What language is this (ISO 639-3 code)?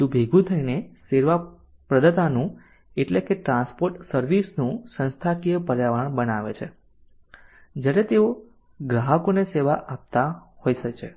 guj